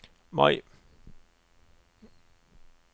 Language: Norwegian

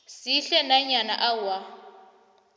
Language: South Ndebele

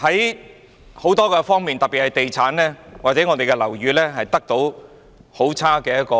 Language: Cantonese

